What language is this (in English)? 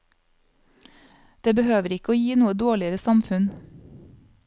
Norwegian